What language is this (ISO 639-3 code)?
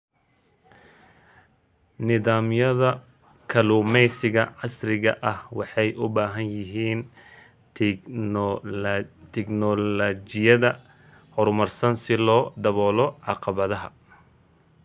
som